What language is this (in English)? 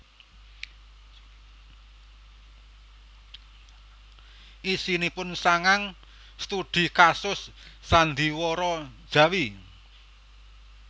Javanese